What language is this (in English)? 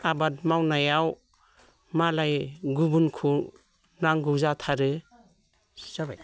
Bodo